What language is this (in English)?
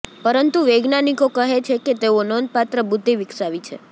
Gujarati